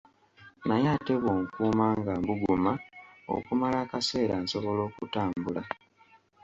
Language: Ganda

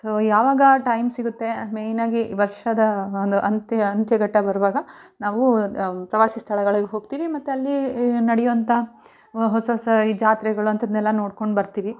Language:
Kannada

